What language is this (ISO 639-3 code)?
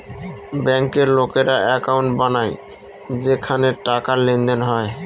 ben